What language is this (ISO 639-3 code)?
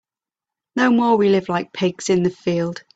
eng